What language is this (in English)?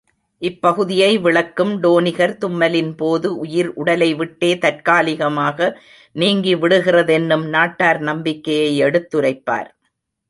Tamil